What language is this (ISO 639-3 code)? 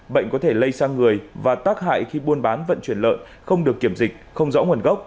vie